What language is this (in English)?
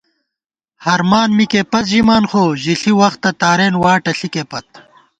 Gawar-Bati